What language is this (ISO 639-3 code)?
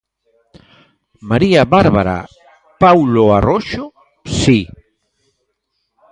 glg